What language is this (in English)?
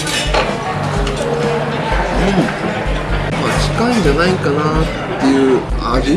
Japanese